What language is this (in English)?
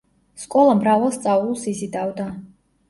Georgian